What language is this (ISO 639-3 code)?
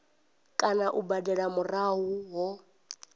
ven